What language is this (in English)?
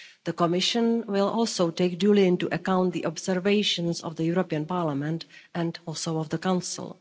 English